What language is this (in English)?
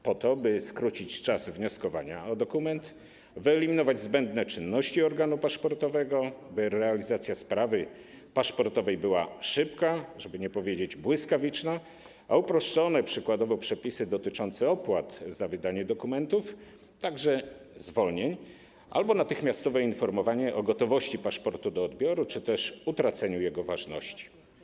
Polish